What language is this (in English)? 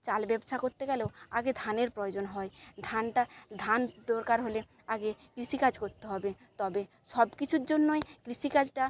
Bangla